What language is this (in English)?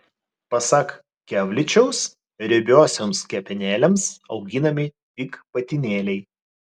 Lithuanian